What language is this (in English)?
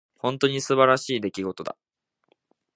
Japanese